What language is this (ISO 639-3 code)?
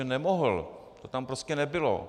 ces